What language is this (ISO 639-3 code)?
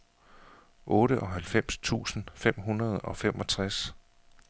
dan